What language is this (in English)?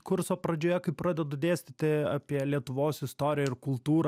Lithuanian